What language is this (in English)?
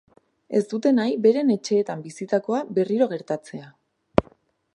Basque